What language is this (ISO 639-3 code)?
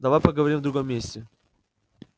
rus